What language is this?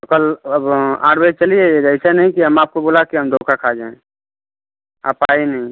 Hindi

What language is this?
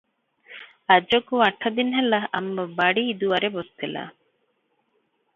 Odia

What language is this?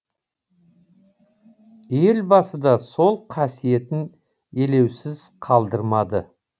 Kazakh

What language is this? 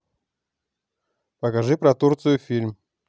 Russian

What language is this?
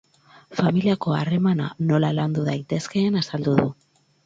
Basque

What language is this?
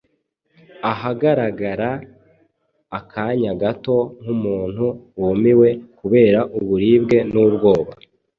Kinyarwanda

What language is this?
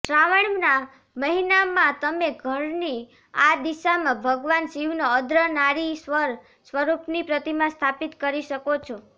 Gujarati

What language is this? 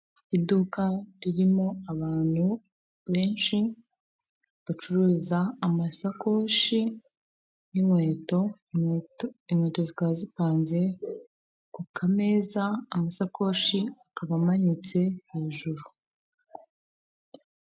Kinyarwanda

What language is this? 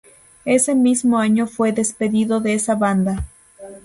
Spanish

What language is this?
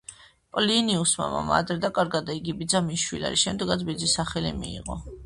Georgian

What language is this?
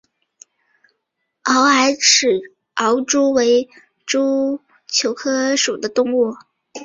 Chinese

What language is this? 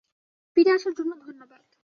Bangla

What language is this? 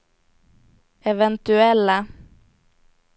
Swedish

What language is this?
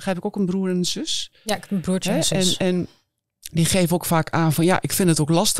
Dutch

